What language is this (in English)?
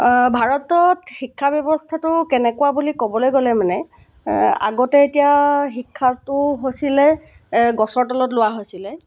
Assamese